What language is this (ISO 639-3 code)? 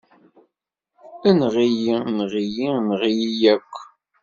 kab